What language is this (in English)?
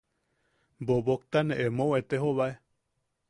Yaqui